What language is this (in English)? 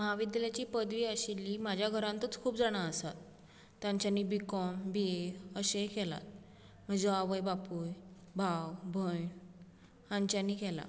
Konkani